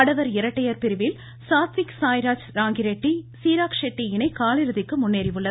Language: Tamil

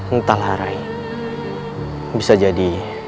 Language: Indonesian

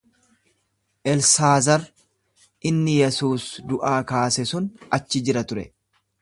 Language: Oromo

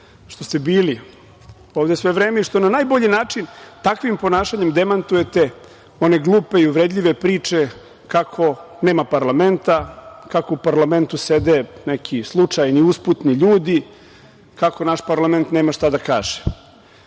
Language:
Serbian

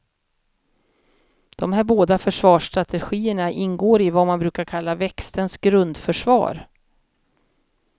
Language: Swedish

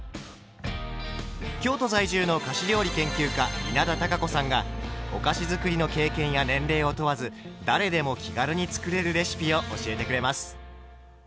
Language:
Japanese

